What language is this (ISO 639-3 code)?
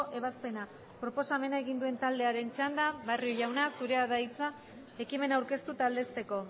eus